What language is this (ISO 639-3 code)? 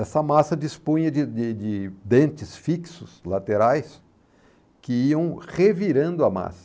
por